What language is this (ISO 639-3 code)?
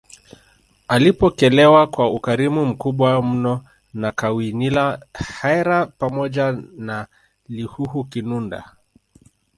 swa